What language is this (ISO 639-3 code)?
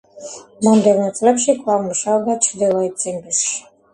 kat